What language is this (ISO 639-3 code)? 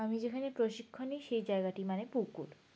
ben